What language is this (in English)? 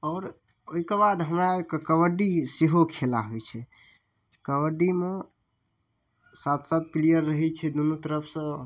Maithili